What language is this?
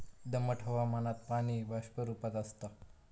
Marathi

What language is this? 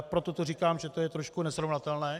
Czech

